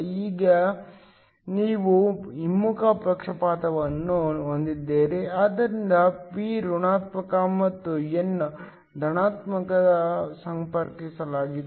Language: Kannada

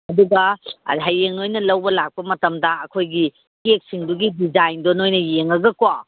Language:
Manipuri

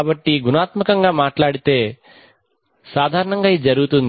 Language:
Telugu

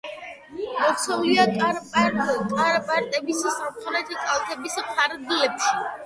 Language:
Georgian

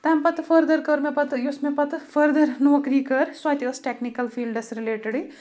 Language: Kashmiri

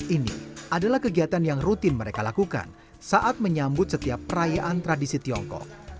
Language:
Indonesian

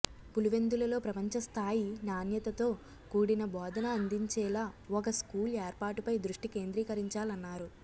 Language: Telugu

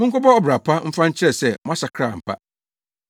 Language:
Akan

